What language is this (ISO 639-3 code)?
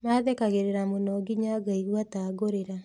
kik